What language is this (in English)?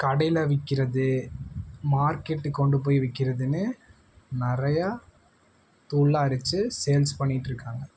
Tamil